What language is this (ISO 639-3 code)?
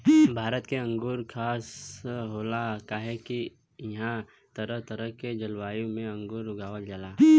bho